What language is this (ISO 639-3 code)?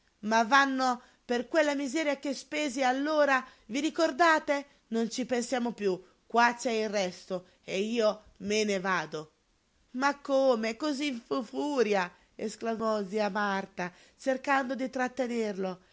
ita